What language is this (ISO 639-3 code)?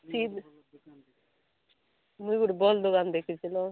ori